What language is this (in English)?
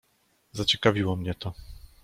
Polish